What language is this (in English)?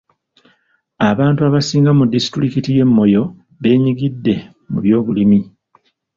Ganda